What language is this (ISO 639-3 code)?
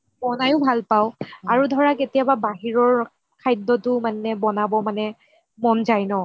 asm